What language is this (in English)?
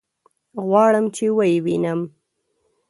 Pashto